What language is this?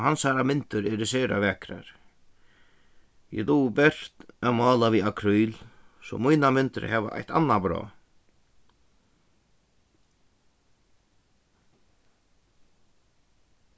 Faroese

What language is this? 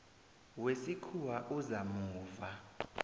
South Ndebele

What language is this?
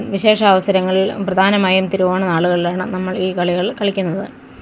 Malayalam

